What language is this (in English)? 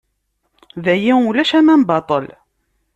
Kabyle